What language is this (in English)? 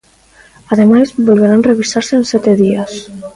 Galician